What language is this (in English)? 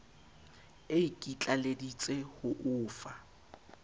Southern Sotho